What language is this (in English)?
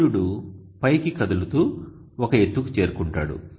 Telugu